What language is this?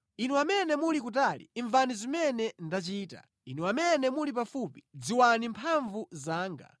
Nyanja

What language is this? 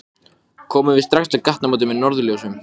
Icelandic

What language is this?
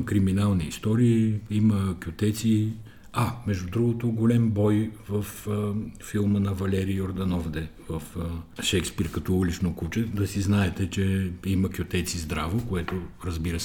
Bulgarian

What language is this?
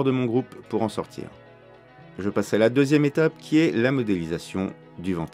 French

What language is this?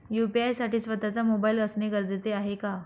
Marathi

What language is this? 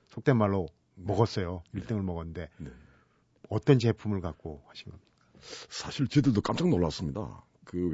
Korean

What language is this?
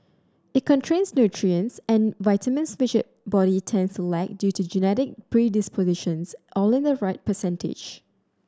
English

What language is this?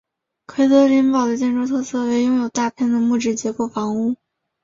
Chinese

